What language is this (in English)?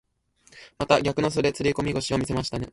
Japanese